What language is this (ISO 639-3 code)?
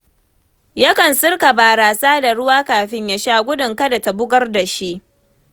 hau